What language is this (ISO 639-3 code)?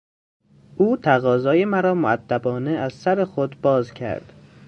fas